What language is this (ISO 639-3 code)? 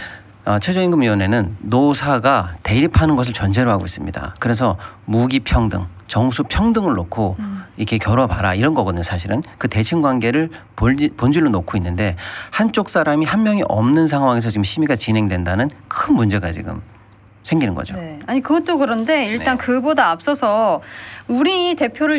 kor